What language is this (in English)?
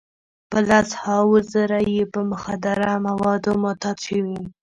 Pashto